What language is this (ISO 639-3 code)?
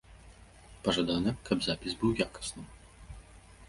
bel